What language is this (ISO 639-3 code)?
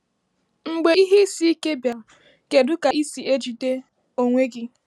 ibo